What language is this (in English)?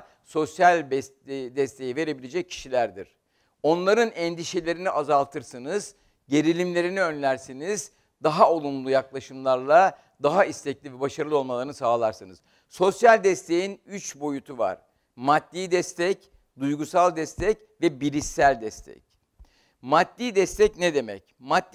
Turkish